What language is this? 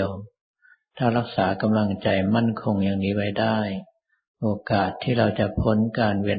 Thai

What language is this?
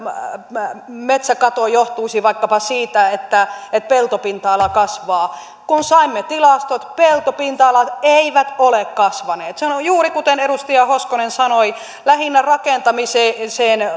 Finnish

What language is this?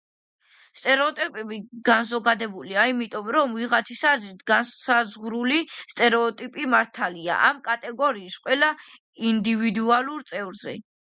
Georgian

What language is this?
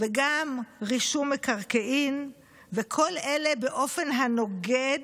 Hebrew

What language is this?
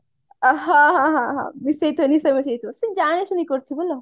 Odia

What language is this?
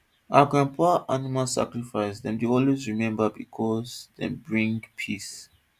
Nigerian Pidgin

